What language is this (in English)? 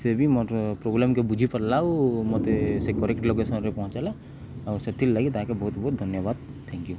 Odia